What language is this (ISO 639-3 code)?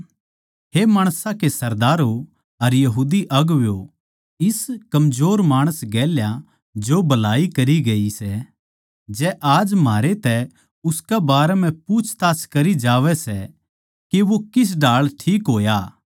bgc